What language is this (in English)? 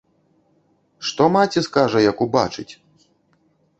Belarusian